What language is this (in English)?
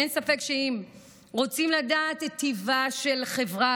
Hebrew